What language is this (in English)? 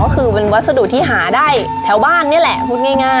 Thai